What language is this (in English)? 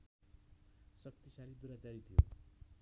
Nepali